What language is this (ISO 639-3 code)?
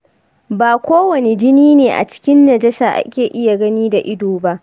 hau